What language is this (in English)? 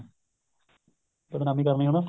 Punjabi